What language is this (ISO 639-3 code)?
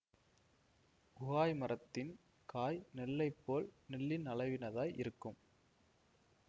tam